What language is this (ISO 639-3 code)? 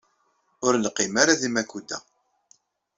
kab